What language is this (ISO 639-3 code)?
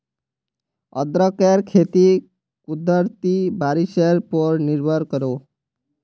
mag